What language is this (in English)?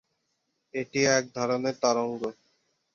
Bangla